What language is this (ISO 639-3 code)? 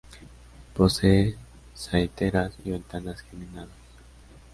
spa